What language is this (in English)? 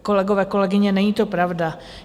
Czech